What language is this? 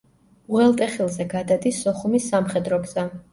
Georgian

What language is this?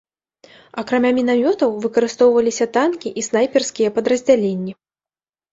Belarusian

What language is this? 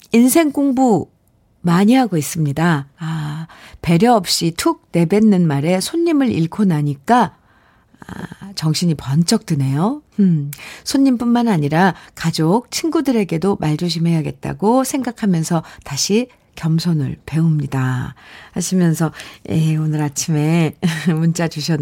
Korean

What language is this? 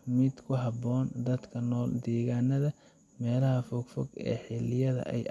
Somali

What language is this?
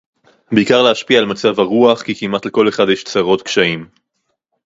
Hebrew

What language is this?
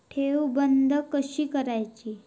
Marathi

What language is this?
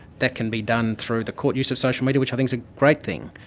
English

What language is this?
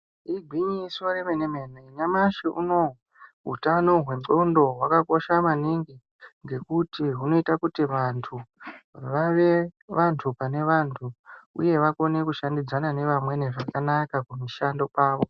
Ndau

